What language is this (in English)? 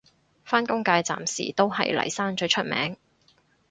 Cantonese